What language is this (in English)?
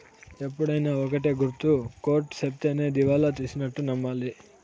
Telugu